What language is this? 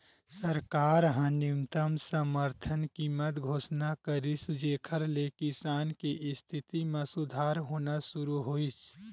Chhattisgarhi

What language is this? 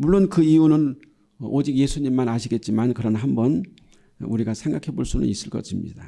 Korean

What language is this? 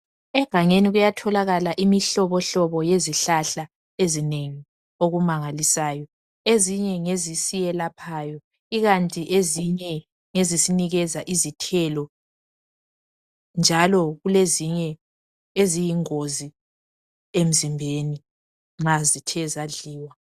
North Ndebele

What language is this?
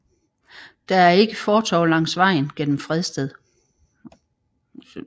Danish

